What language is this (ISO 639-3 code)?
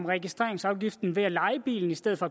dan